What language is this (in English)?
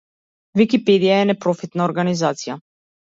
Macedonian